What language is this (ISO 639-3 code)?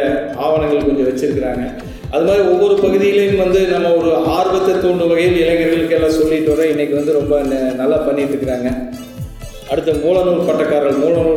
tam